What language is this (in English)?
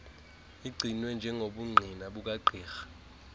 Xhosa